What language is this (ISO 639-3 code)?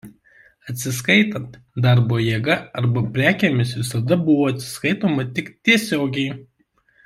lit